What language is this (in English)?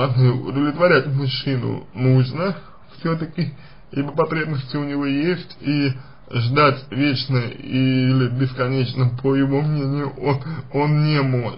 Russian